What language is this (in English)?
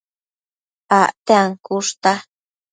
Matsés